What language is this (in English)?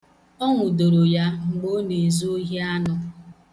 Igbo